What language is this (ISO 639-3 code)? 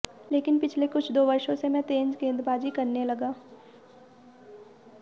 hin